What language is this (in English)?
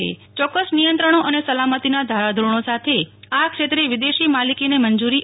Gujarati